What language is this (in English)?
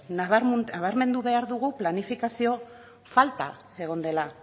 Basque